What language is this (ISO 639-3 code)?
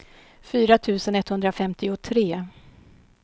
swe